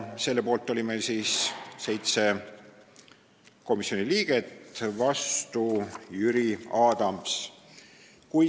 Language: Estonian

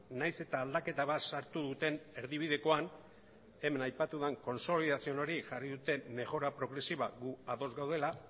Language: Basque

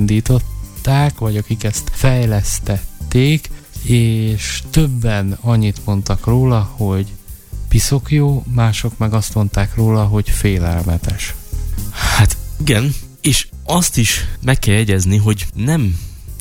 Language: Hungarian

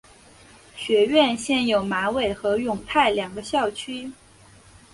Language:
Chinese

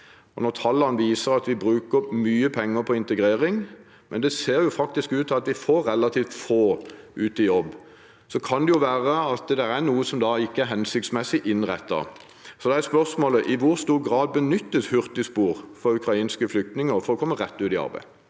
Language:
Norwegian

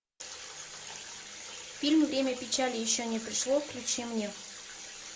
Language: Russian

